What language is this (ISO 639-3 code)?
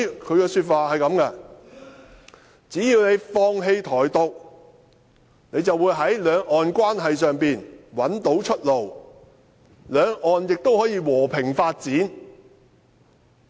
yue